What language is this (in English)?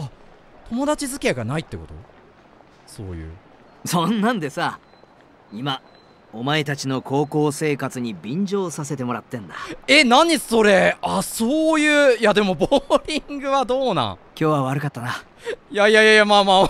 Japanese